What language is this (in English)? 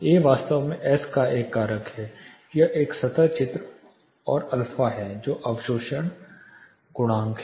Hindi